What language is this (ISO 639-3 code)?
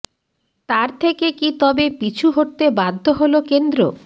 ben